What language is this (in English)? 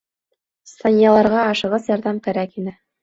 Bashkir